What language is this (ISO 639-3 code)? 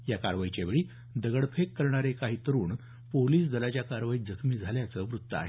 mar